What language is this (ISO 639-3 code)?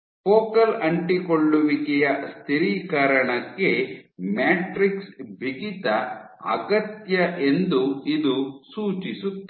kan